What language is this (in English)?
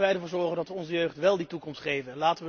Dutch